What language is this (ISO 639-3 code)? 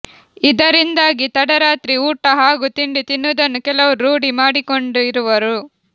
kan